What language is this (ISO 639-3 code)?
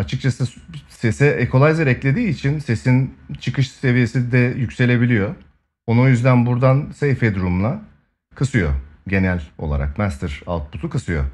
tur